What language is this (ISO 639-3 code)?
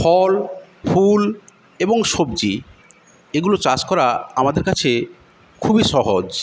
ben